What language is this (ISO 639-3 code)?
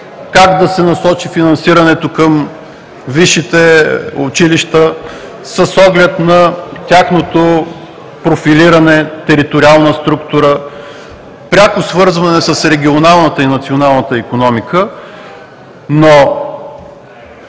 bul